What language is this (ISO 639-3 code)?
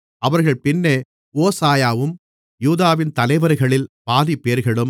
tam